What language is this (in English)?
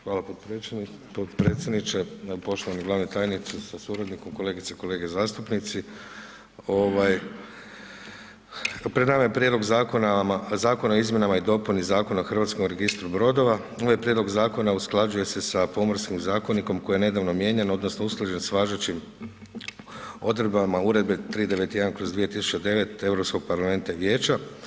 Croatian